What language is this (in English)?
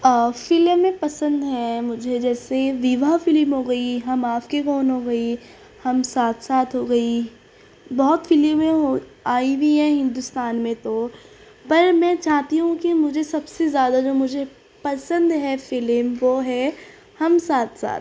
Urdu